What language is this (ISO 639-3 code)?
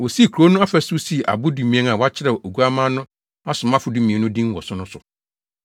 aka